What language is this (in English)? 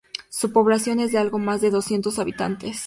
Spanish